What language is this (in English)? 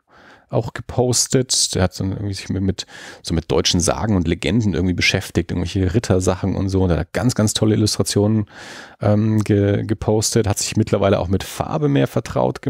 German